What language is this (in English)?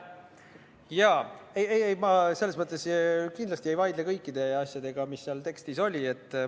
Estonian